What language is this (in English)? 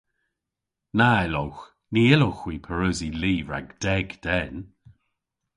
Cornish